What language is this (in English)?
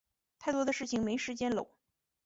Chinese